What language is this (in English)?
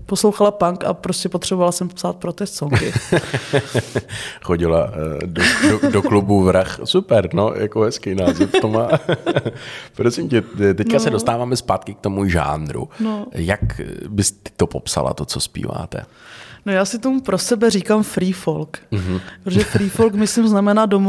Czech